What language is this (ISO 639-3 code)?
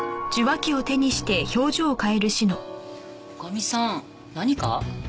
jpn